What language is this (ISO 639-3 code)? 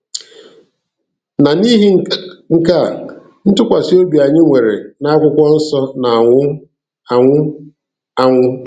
ibo